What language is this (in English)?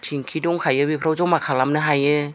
Bodo